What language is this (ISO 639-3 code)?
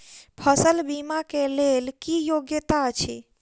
mai